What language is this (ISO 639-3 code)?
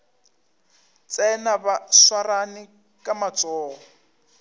nso